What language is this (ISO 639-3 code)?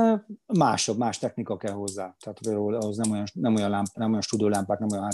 hun